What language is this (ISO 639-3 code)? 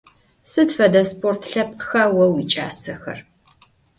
ady